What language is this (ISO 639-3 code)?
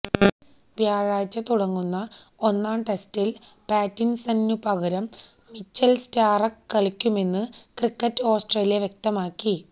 mal